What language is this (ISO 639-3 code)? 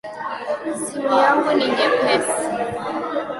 swa